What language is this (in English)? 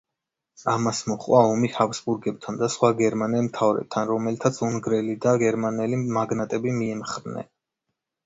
Georgian